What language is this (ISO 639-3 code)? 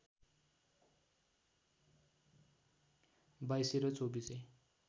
nep